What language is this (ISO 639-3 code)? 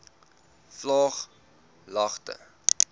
afr